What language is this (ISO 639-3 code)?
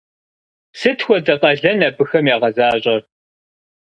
kbd